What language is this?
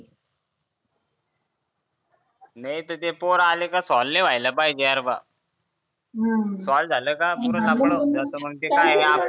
Marathi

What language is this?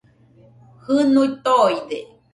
Nüpode Huitoto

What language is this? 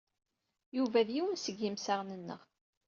Kabyle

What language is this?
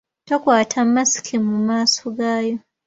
Ganda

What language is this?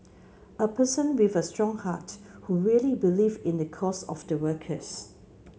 English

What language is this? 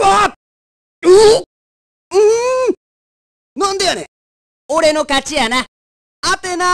Japanese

